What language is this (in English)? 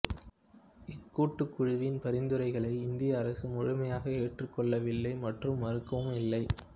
Tamil